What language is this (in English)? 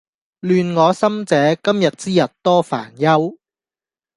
Cantonese